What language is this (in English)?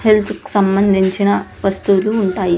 Telugu